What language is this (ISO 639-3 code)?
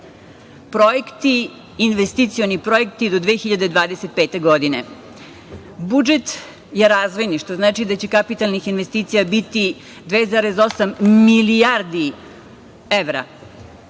srp